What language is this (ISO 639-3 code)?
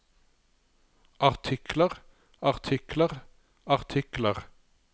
nor